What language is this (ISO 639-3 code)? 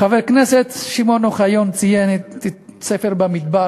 heb